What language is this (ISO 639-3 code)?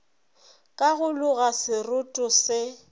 nso